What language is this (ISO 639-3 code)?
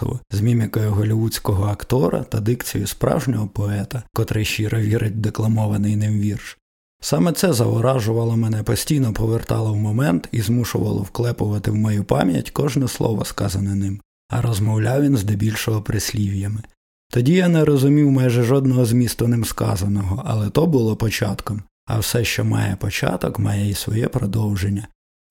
ukr